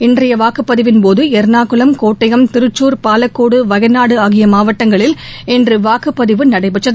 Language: Tamil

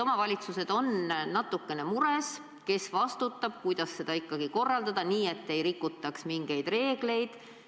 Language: Estonian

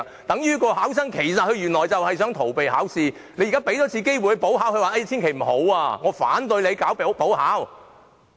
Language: Cantonese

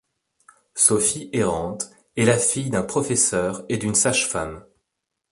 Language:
French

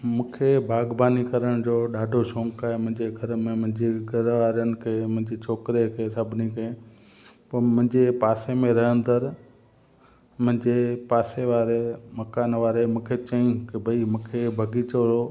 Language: Sindhi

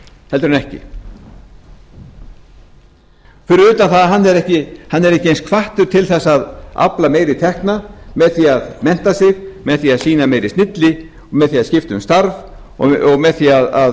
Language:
Icelandic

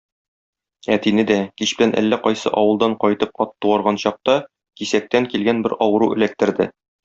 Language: Tatar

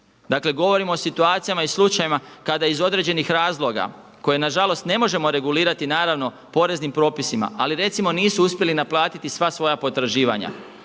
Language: Croatian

